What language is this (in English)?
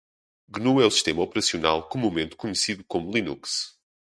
Portuguese